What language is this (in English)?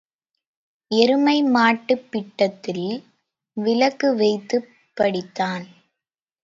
Tamil